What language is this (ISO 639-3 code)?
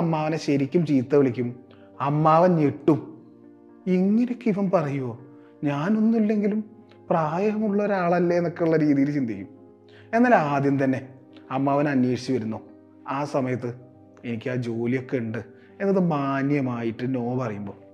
mal